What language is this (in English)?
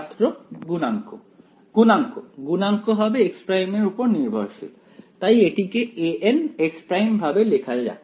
Bangla